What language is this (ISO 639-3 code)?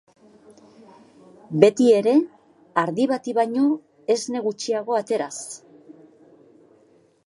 eus